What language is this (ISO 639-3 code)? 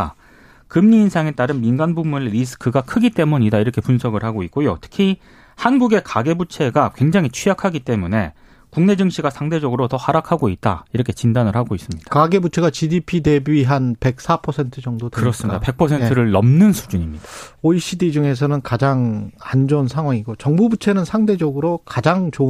kor